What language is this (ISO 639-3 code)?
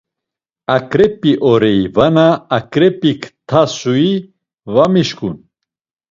lzz